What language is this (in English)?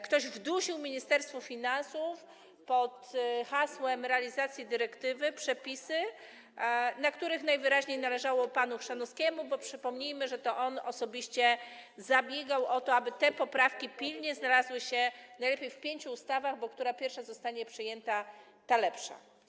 Polish